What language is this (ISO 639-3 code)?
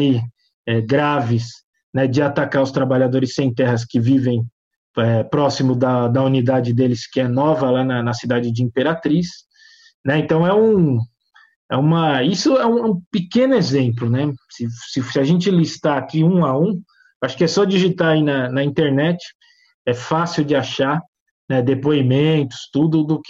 por